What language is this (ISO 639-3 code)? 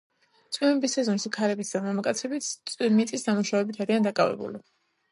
kat